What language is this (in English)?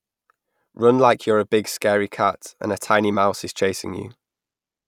English